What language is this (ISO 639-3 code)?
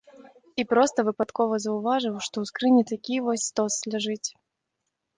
bel